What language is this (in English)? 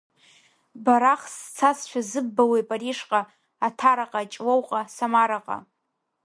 Abkhazian